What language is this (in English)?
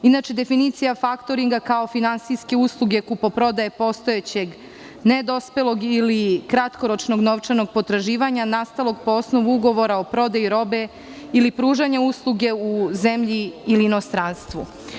Serbian